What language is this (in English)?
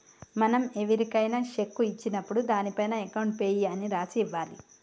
Telugu